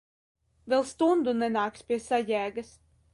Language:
Latvian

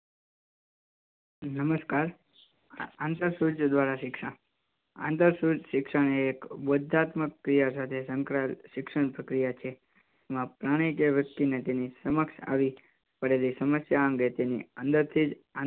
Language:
Gujarati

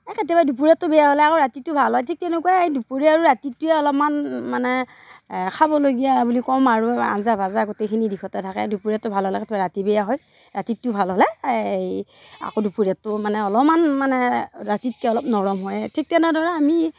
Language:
Assamese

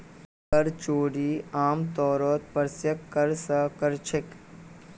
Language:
Magahi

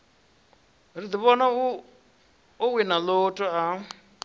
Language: Venda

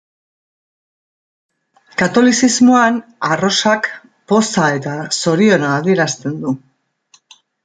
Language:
Basque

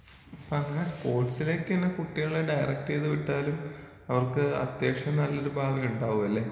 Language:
Malayalam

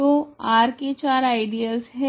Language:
Hindi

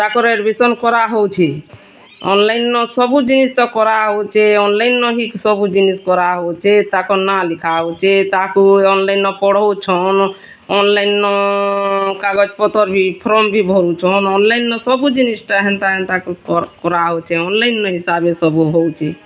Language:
Odia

